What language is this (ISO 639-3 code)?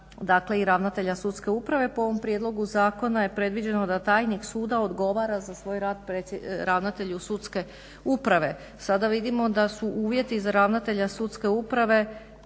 hrv